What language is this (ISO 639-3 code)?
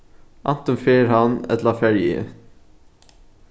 fao